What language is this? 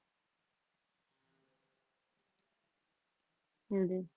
Punjabi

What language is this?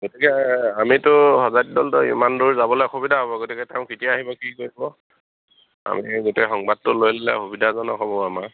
Assamese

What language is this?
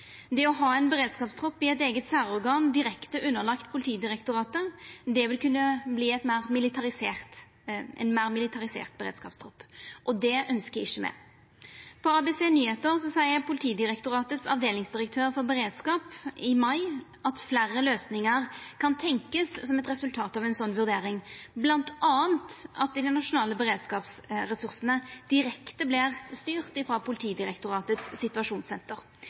Norwegian Nynorsk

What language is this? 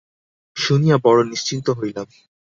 Bangla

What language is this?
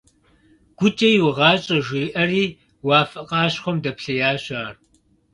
Kabardian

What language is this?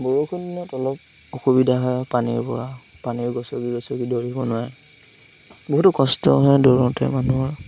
Assamese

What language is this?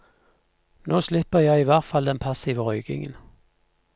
Norwegian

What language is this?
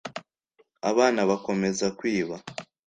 Kinyarwanda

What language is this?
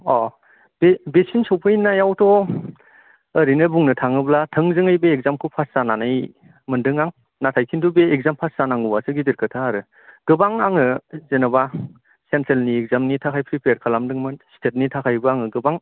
Bodo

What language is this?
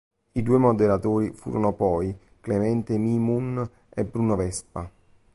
Italian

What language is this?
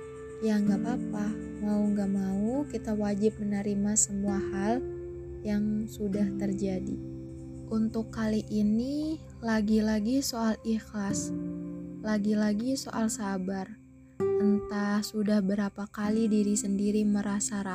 Indonesian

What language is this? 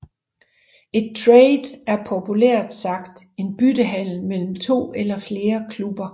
Danish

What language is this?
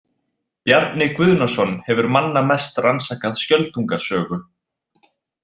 Icelandic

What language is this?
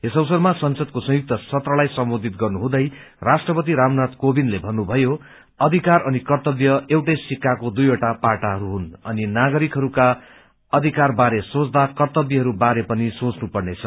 Nepali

